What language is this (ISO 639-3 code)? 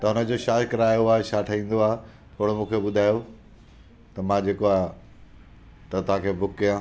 snd